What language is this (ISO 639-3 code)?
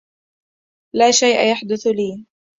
ara